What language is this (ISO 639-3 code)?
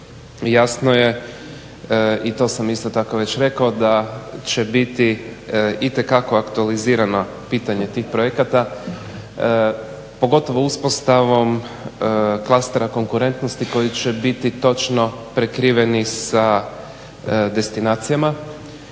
hrv